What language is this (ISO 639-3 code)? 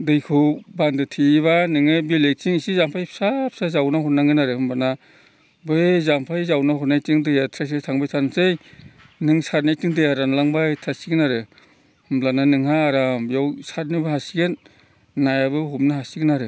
brx